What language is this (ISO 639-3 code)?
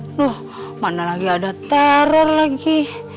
ind